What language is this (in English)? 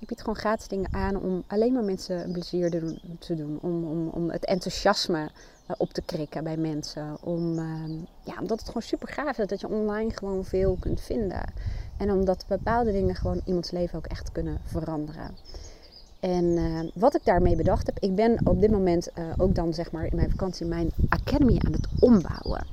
Dutch